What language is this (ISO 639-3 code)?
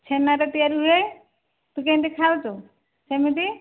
ori